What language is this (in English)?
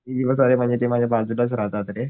Marathi